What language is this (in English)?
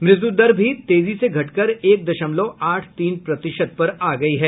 Hindi